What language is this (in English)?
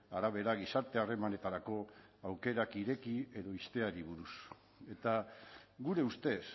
Basque